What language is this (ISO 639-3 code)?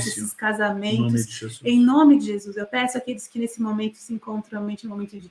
por